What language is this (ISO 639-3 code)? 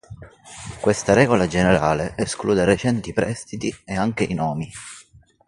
ita